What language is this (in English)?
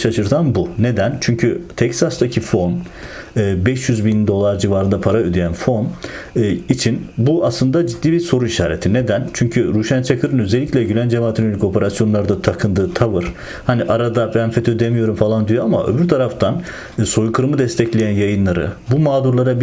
Turkish